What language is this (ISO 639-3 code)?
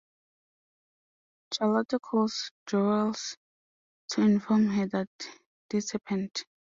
eng